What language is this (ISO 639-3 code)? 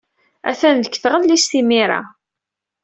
kab